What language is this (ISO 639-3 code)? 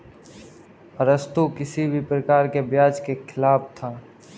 hin